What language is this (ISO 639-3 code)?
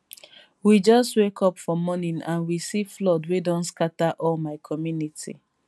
pcm